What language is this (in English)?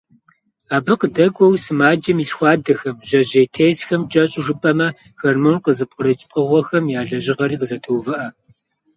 Kabardian